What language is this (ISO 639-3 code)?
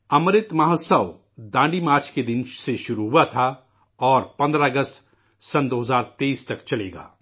urd